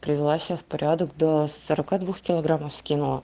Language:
Russian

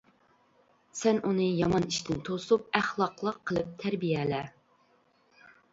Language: Uyghur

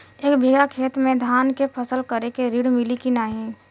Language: Bhojpuri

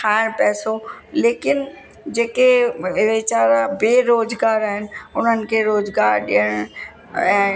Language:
Sindhi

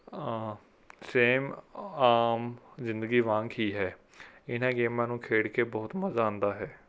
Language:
Punjabi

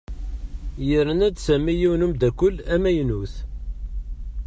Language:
Kabyle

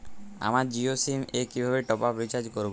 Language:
Bangla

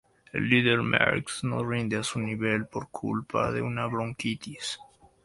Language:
Spanish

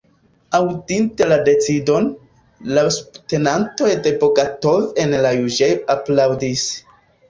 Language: Esperanto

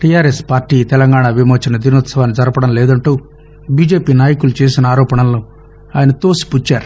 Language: Telugu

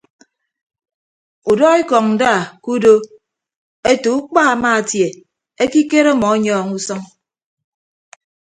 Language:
Ibibio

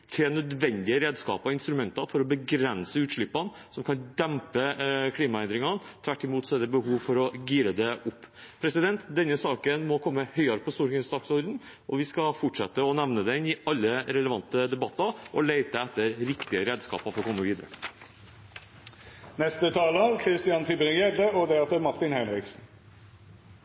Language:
Norwegian Bokmål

